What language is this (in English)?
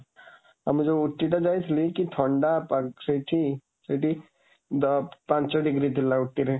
Odia